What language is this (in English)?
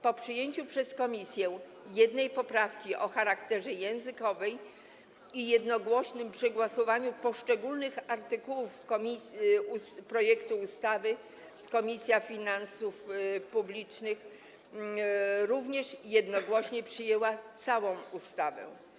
Polish